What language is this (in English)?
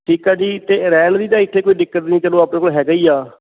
Punjabi